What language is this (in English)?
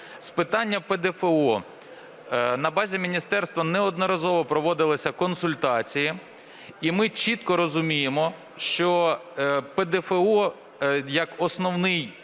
Ukrainian